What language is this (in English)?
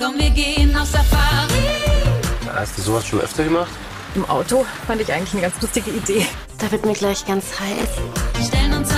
German